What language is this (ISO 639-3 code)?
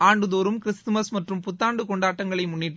tam